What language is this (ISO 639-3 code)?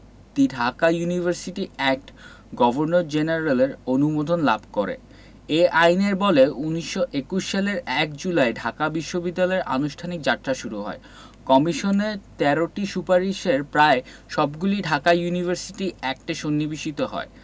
ben